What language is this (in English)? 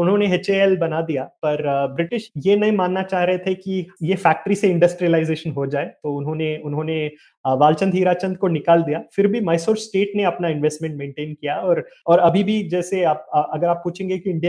Hindi